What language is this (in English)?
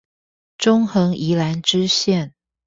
Chinese